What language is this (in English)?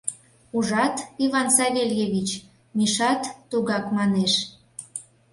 Mari